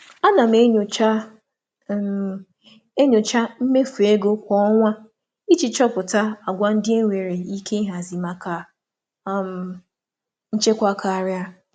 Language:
Igbo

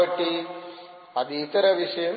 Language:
Telugu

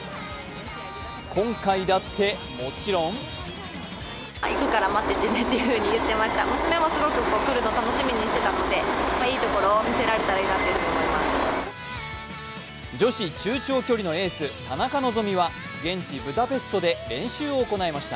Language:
Japanese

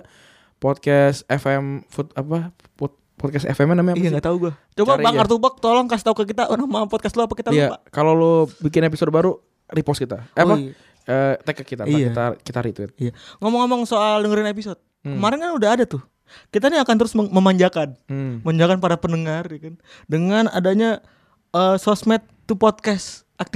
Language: Indonesian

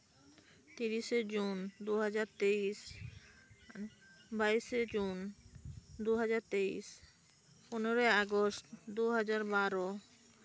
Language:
Santali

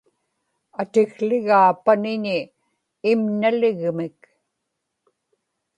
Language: Inupiaq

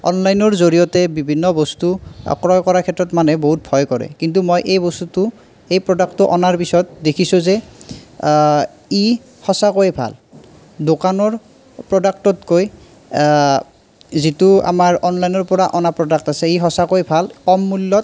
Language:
Assamese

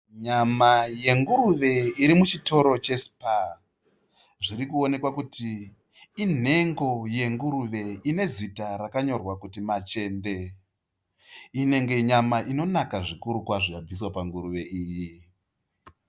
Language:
Shona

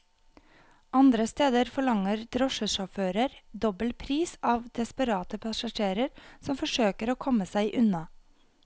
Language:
Norwegian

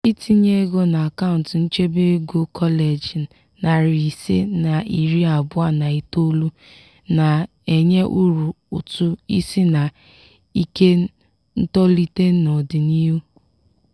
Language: Igbo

